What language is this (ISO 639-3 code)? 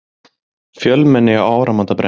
isl